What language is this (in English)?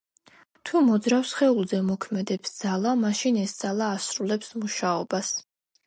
Georgian